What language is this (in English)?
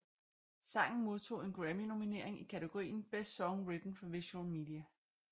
Danish